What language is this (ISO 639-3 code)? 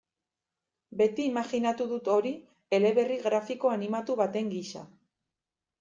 eus